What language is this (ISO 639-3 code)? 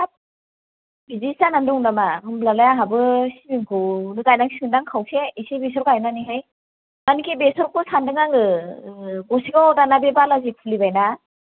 brx